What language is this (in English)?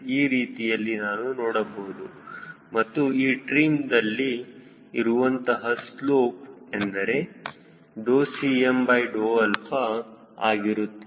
Kannada